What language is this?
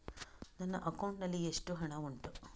Kannada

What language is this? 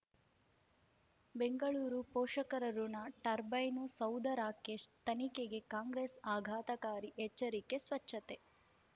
Kannada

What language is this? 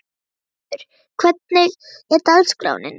Icelandic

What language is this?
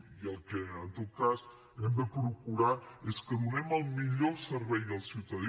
Catalan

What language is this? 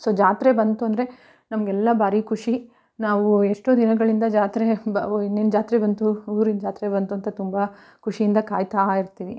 Kannada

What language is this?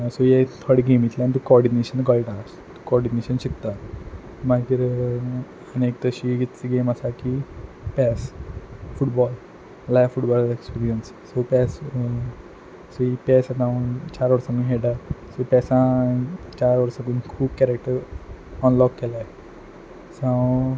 Konkani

